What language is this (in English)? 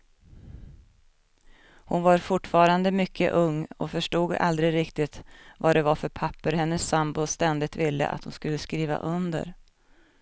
Swedish